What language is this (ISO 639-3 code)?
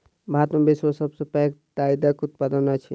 mai